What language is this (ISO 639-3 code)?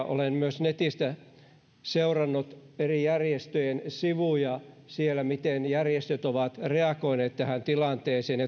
fin